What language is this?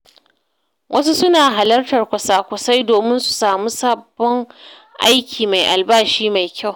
Hausa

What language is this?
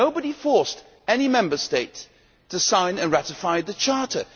English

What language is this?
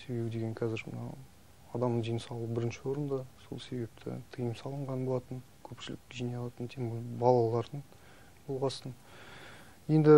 Turkish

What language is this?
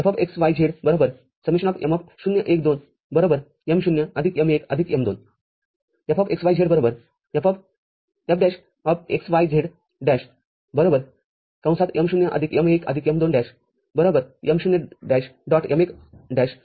Marathi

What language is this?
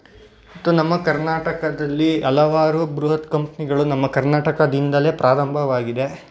Kannada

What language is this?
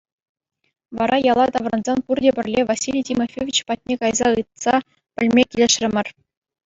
Chuvash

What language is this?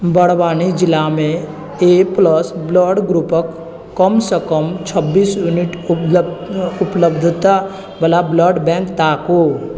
Maithili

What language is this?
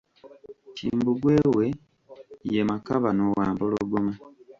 Ganda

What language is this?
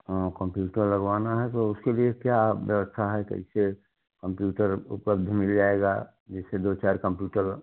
Hindi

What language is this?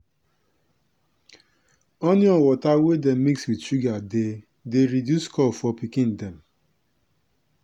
Nigerian Pidgin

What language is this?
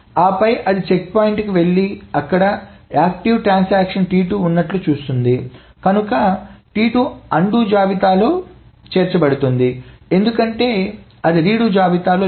Telugu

